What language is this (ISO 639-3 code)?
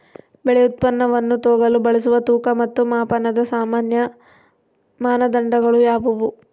kan